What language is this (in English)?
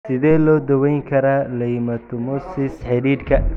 Somali